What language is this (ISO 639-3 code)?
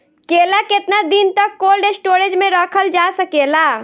bho